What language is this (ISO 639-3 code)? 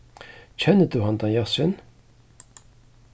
fao